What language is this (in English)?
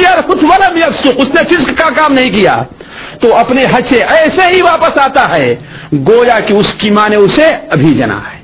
Urdu